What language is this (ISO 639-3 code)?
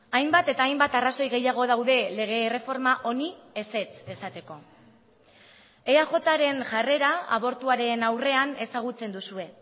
eus